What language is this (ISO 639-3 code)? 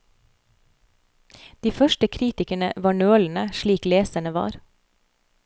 nor